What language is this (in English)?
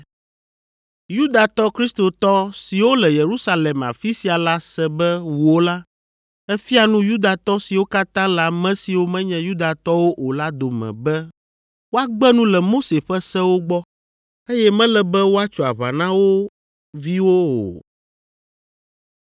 Ewe